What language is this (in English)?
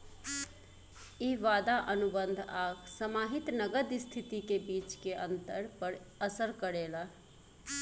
Bhojpuri